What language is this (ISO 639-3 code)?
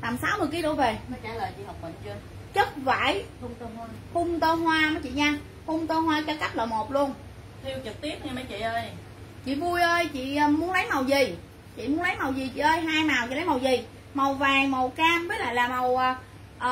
vie